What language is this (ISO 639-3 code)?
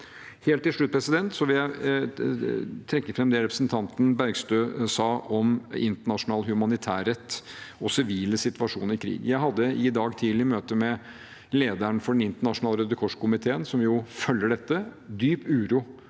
nor